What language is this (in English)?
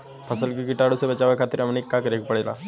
Bhojpuri